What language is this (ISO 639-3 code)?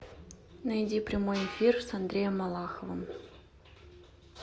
rus